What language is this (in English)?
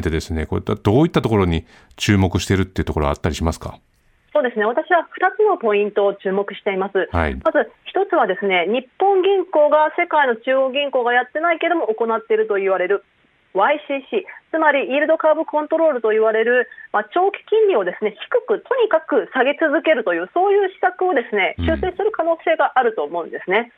Japanese